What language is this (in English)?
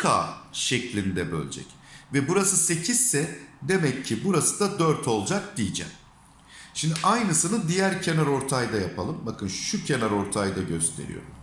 Turkish